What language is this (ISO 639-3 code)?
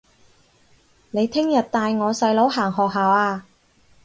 yue